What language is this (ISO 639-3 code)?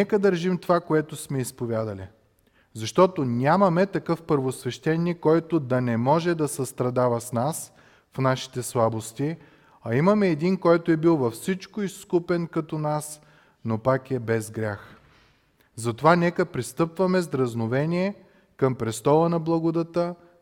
bul